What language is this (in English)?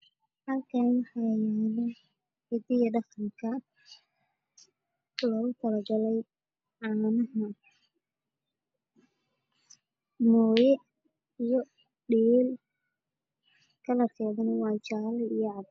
Somali